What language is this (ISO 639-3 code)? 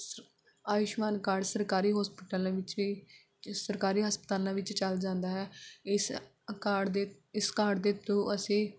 pan